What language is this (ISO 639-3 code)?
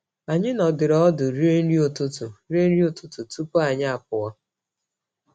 ibo